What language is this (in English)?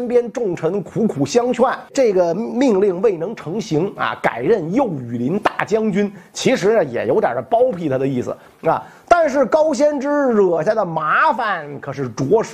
Chinese